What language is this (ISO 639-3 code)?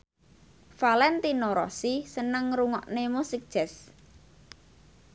jav